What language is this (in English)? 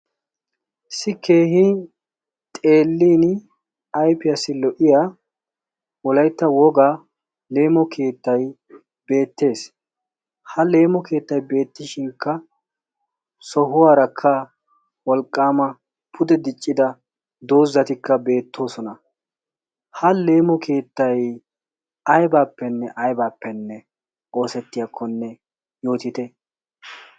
Wolaytta